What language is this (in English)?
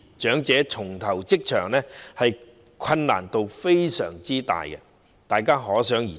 Cantonese